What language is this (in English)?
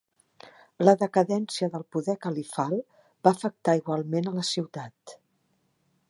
Catalan